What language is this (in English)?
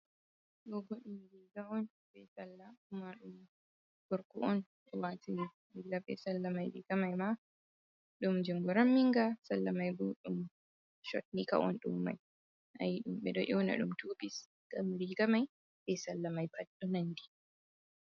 Fula